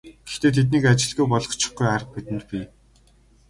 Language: Mongolian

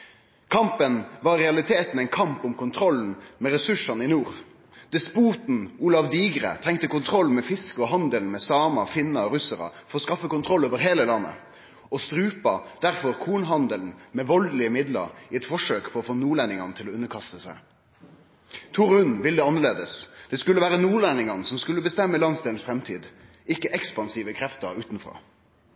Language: Norwegian Nynorsk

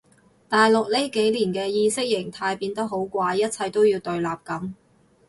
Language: Cantonese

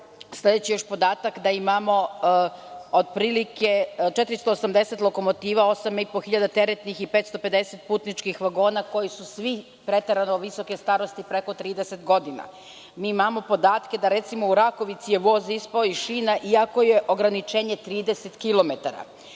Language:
Serbian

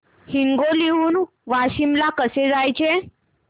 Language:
Marathi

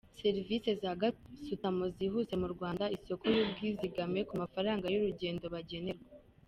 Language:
Kinyarwanda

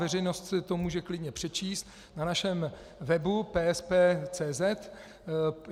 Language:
Czech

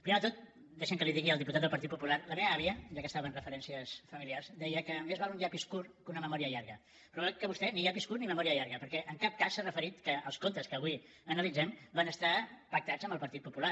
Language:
Catalan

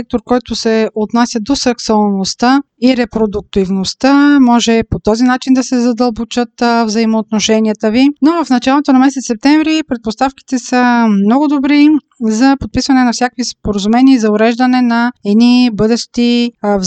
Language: Bulgarian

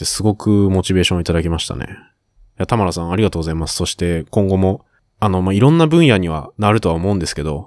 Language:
Japanese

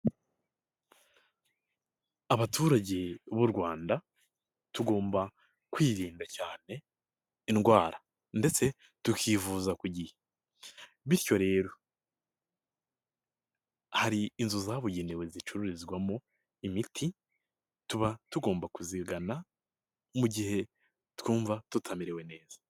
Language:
Kinyarwanda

